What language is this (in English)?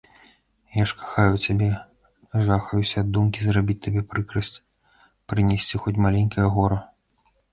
Belarusian